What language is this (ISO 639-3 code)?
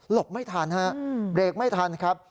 tha